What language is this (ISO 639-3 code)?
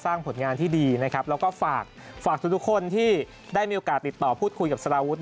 tha